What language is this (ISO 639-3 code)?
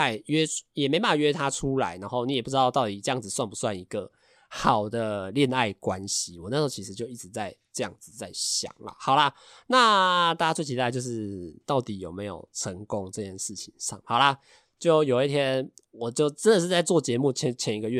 zho